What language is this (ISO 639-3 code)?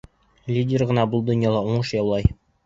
bak